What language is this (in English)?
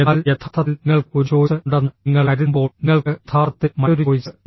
Malayalam